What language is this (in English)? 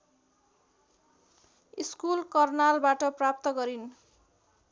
Nepali